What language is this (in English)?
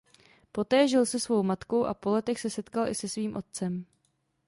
Czech